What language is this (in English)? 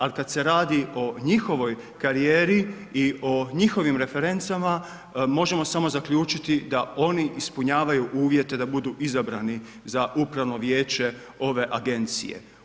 Croatian